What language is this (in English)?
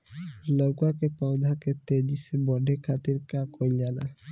Bhojpuri